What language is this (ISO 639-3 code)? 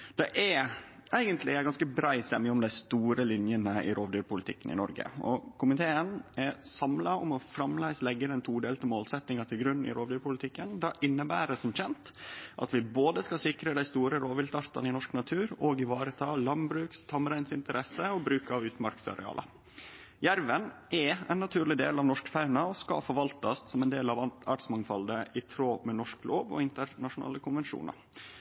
nno